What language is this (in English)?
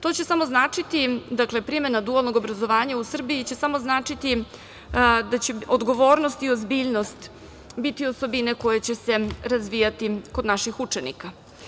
Serbian